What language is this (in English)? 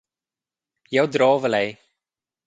Romansh